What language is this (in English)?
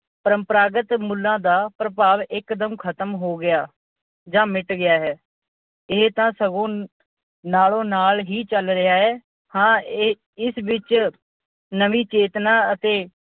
Punjabi